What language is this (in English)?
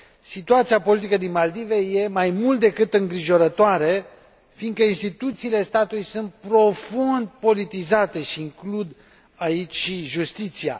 Romanian